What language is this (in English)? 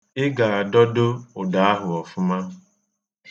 Igbo